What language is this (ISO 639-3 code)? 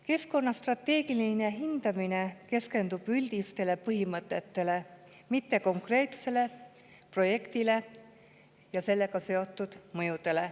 est